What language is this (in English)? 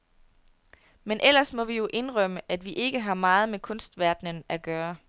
Danish